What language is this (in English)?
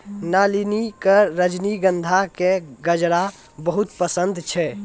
Maithili